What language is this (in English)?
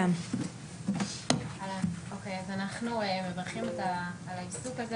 Hebrew